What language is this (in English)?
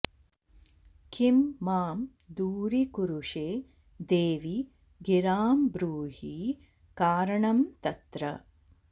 Sanskrit